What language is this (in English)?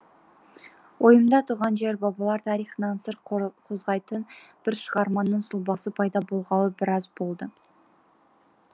Kazakh